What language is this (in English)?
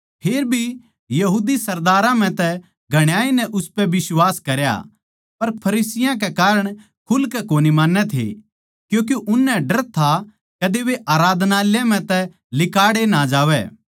Haryanvi